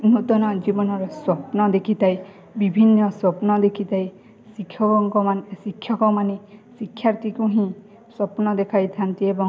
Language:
Odia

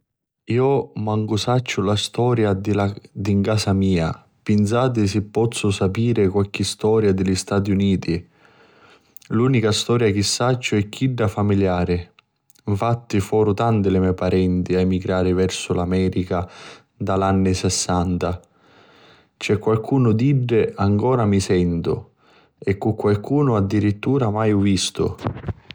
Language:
Sicilian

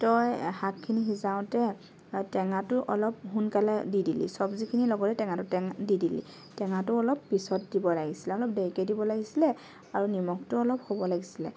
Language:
Assamese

